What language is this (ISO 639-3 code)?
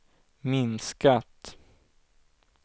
swe